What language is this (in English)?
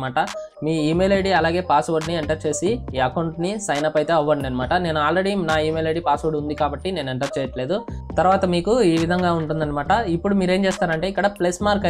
Telugu